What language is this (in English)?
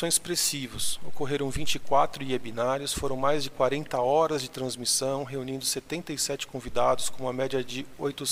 Portuguese